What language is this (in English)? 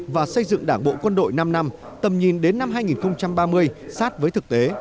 Vietnamese